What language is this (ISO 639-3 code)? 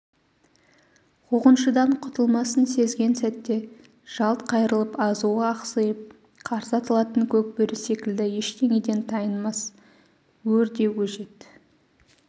kaz